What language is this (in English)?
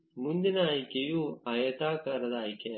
Kannada